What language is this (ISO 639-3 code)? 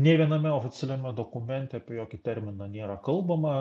lit